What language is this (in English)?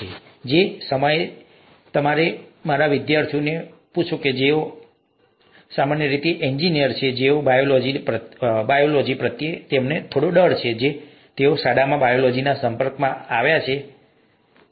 Gujarati